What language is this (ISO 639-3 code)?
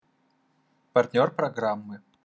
rus